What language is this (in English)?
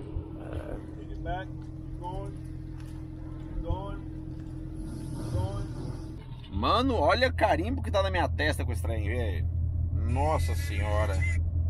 Portuguese